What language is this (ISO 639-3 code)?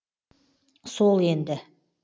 kaz